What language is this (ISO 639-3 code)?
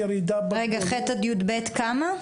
heb